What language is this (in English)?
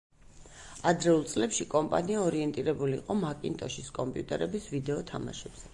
Georgian